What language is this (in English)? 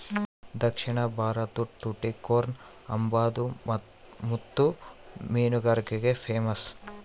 Kannada